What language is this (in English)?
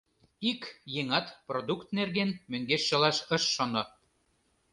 Mari